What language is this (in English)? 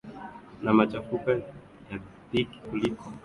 Swahili